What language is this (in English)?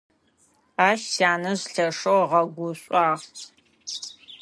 Adyghe